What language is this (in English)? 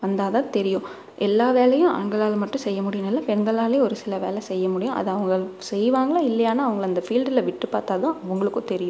Tamil